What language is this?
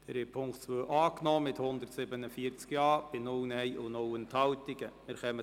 Swiss German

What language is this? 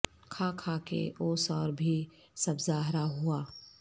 Urdu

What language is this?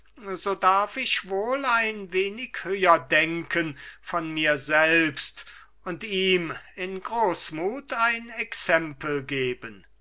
German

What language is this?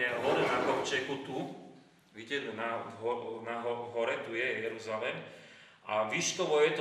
Slovak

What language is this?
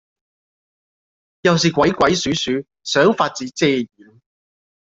Cantonese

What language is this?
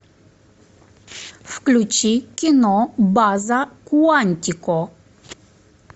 Russian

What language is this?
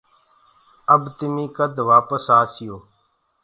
Gurgula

